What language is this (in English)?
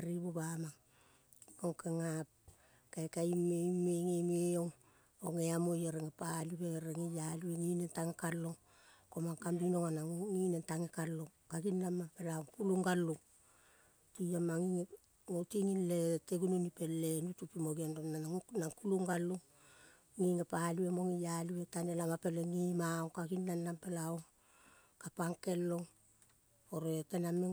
Kol (Papua New Guinea)